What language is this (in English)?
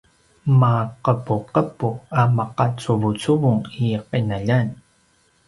Paiwan